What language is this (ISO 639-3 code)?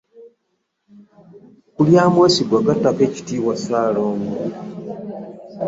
lug